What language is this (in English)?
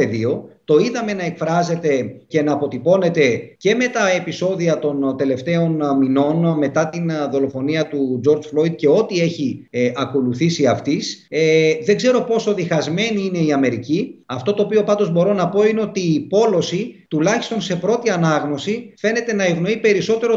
Greek